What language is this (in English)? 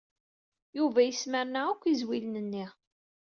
Kabyle